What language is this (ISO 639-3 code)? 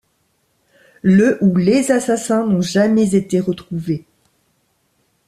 fra